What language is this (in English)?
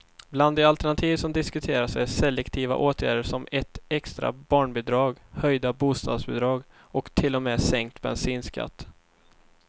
Swedish